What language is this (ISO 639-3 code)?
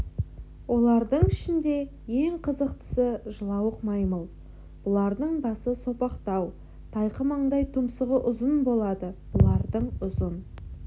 kaz